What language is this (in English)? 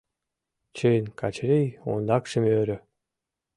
Mari